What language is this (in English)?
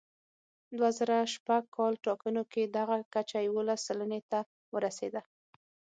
Pashto